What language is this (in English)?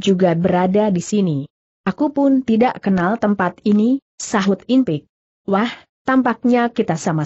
Indonesian